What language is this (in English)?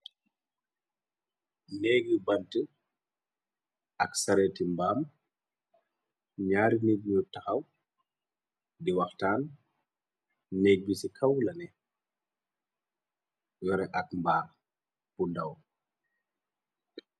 Wolof